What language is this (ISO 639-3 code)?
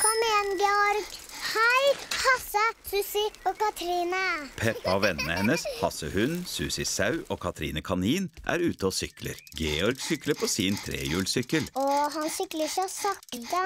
nor